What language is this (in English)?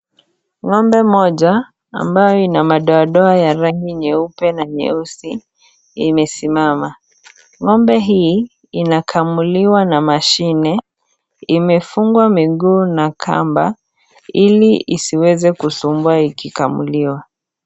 Swahili